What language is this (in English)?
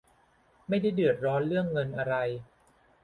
Thai